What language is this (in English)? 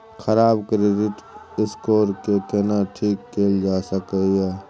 Maithili